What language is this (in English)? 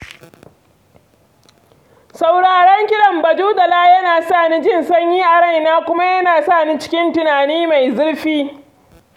Hausa